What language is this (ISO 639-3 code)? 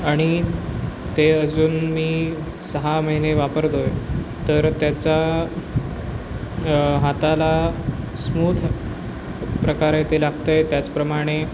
mar